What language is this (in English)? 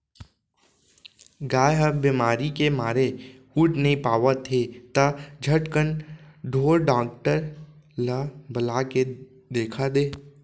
Chhattisgarhi